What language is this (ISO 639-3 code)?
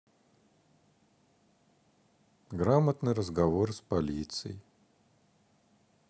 rus